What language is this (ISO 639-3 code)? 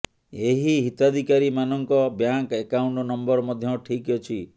ori